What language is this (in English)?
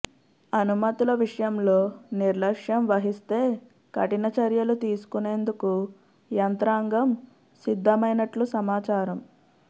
Telugu